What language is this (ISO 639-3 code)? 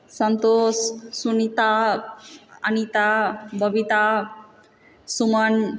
mai